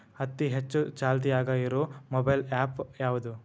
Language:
Kannada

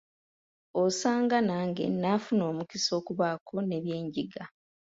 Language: Ganda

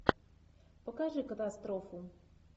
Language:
Russian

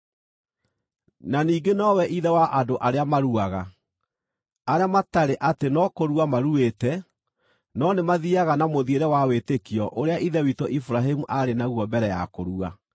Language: Kikuyu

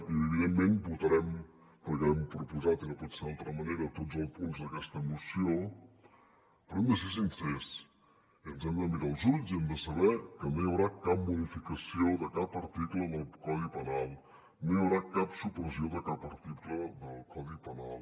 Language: Catalan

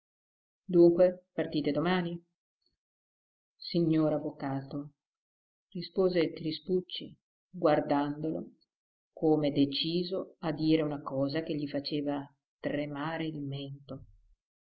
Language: Italian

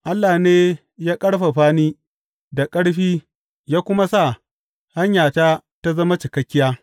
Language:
Hausa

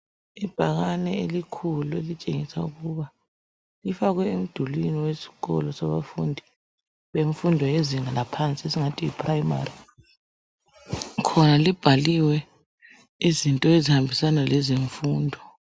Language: North Ndebele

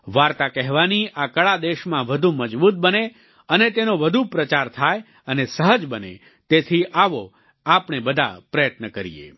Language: Gujarati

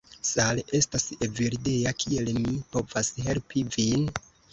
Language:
Esperanto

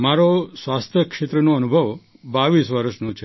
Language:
Gujarati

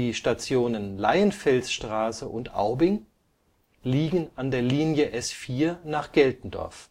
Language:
German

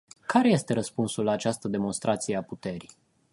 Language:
Romanian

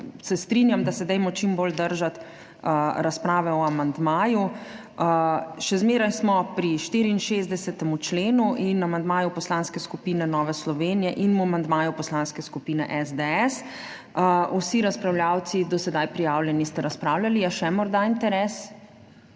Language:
Slovenian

